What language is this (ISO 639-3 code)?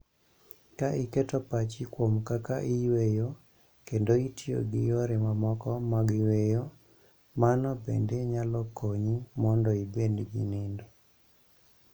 luo